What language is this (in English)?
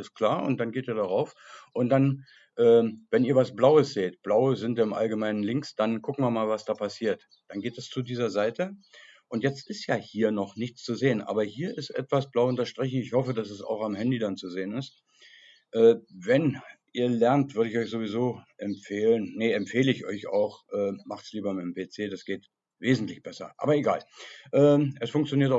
German